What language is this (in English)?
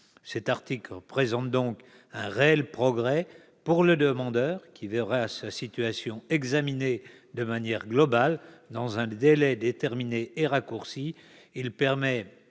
French